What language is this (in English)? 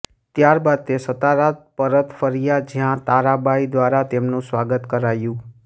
Gujarati